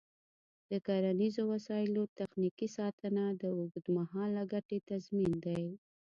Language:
Pashto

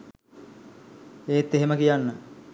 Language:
Sinhala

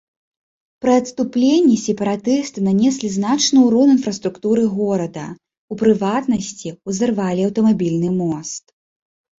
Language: Belarusian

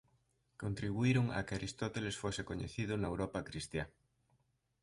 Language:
Galician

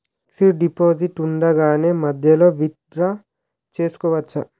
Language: Telugu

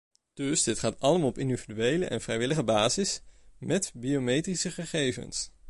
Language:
Dutch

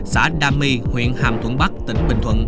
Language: Vietnamese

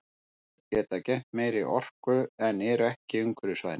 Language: Icelandic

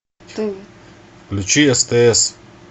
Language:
Russian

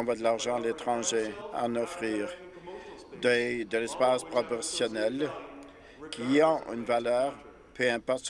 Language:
French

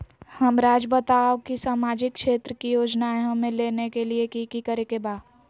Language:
Magahi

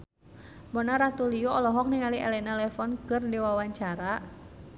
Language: Sundanese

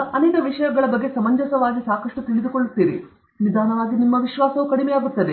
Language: Kannada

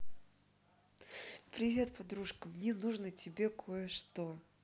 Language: Russian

